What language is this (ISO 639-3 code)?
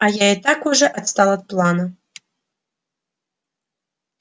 rus